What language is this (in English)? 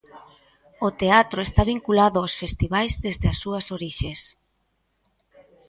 Galician